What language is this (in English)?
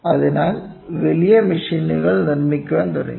Malayalam